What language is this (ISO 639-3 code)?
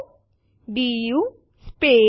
guj